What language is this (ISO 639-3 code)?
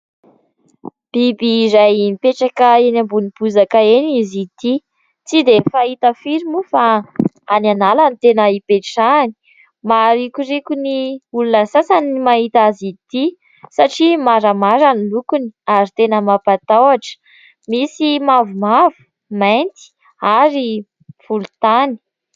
mlg